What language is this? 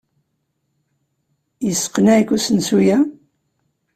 Kabyle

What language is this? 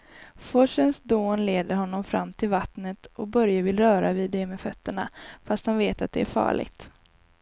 Swedish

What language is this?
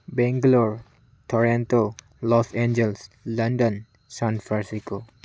Manipuri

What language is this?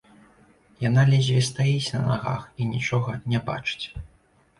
Belarusian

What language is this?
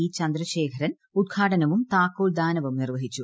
Malayalam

